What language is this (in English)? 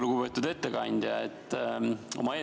Estonian